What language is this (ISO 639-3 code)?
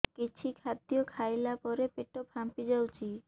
ori